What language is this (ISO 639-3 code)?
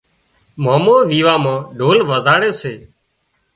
kxp